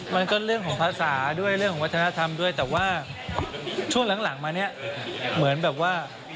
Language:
Thai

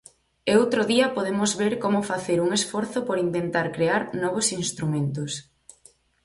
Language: Galician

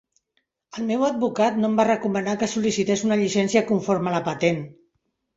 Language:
Catalan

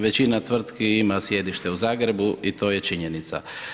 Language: Croatian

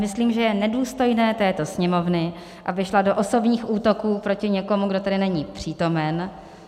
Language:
Czech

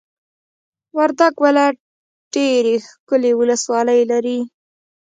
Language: Pashto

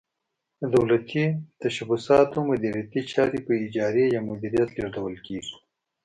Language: Pashto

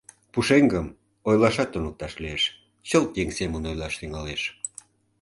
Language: Mari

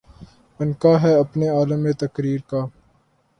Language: Urdu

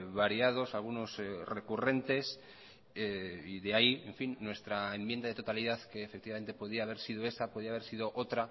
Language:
Spanish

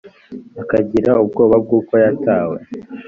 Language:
Kinyarwanda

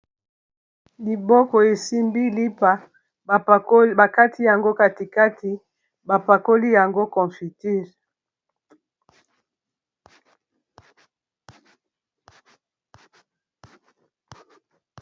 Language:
Lingala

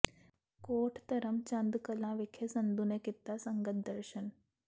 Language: Punjabi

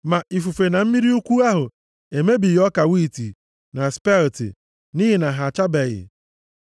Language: Igbo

